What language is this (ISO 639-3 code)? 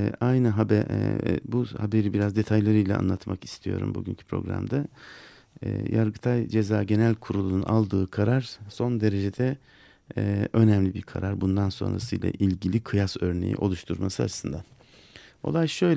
tur